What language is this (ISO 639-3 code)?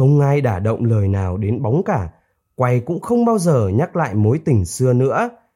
vie